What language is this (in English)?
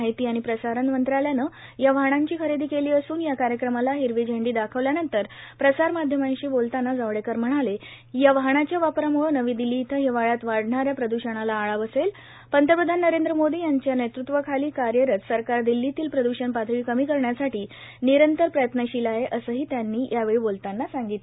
Marathi